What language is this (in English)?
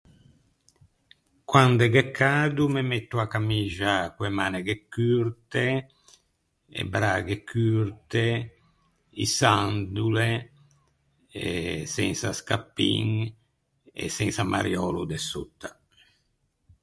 Ligurian